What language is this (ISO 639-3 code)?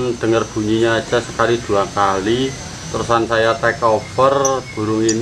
ind